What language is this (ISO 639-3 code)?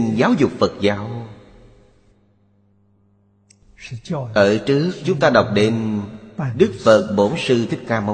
vie